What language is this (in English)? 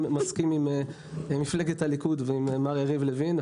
Hebrew